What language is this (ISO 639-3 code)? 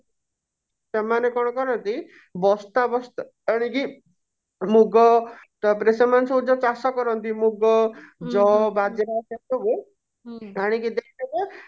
ori